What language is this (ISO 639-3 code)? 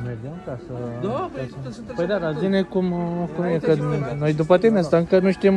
ron